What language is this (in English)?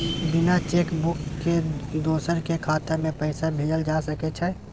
Maithili